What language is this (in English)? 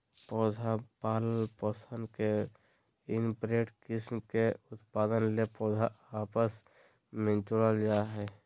Magahi